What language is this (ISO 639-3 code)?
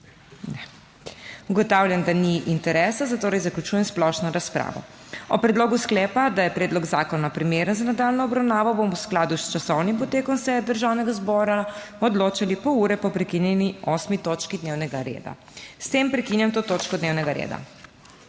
slv